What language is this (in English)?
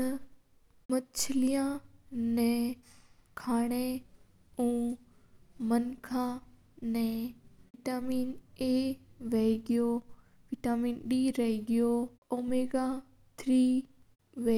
Mewari